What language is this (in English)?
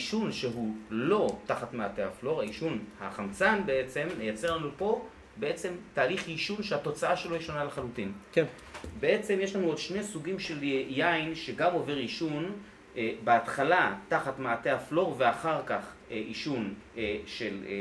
Hebrew